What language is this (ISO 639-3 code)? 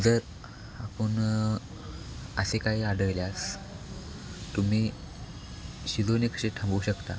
mar